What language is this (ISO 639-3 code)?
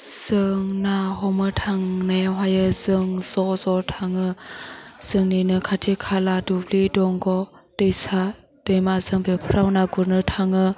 brx